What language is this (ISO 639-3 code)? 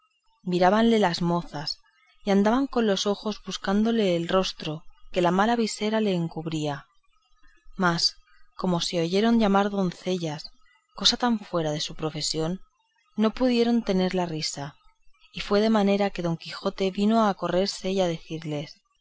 spa